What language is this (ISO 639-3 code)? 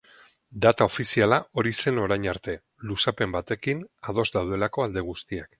eus